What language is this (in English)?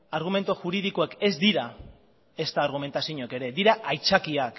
Basque